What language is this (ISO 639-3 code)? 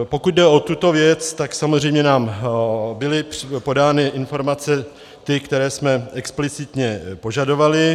ces